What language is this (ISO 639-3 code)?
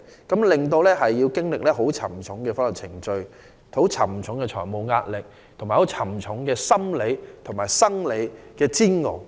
yue